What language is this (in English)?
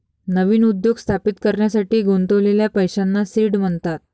Marathi